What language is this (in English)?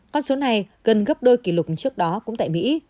Vietnamese